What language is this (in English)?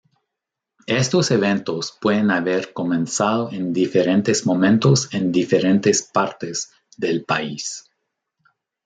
Spanish